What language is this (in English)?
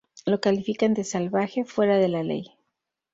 Spanish